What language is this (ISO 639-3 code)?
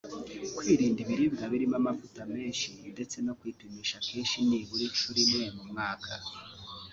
kin